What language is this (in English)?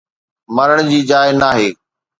Sindhi